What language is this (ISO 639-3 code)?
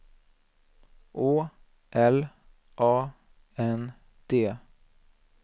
swe